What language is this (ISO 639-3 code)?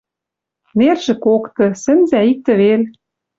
mrj